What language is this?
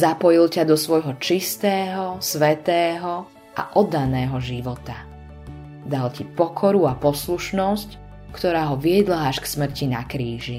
Slovak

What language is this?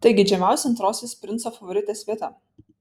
Lithuanian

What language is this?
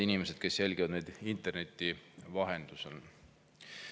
Estonian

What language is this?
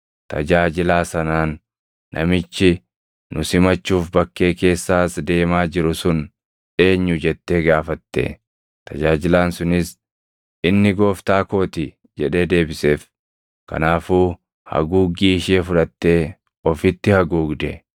Oromo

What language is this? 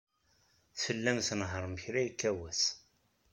Kabyle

